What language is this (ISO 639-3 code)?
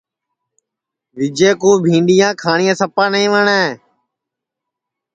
ssi